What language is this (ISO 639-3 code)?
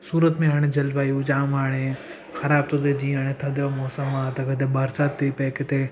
snd